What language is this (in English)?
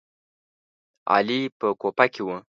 Pashto